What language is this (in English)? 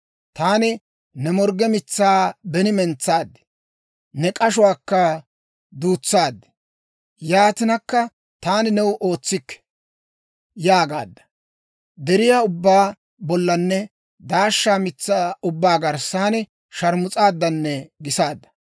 Dawro